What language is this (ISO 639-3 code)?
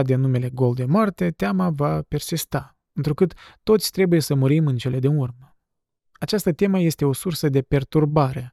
ron